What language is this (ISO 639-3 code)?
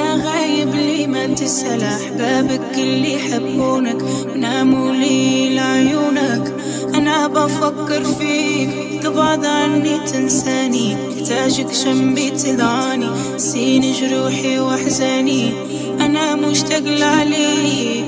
ara